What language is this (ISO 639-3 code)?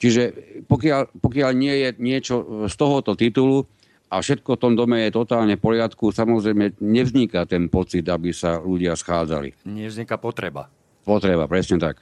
slk